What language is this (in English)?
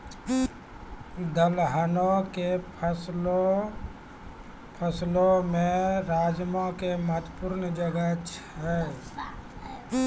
Maithili